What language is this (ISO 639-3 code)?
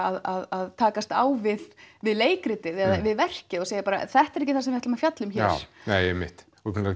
isl